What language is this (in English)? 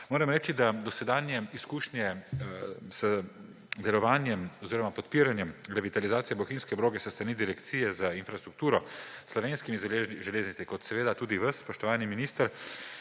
Slovenian